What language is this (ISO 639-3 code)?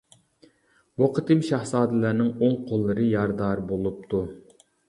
uig